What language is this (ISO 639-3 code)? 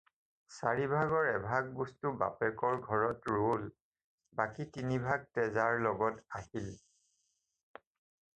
asm